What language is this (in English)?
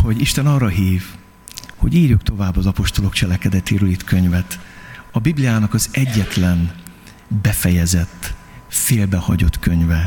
Hungarian